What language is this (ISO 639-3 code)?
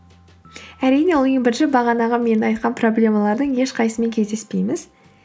kaz